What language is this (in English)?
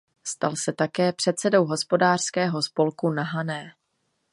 Czech